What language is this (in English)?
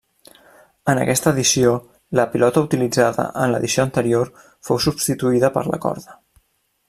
Catalan